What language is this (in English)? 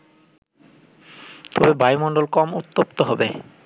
Bangla